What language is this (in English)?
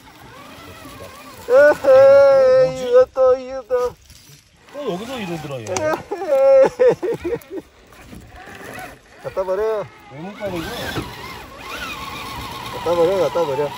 Korean